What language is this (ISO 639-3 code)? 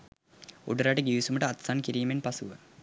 sin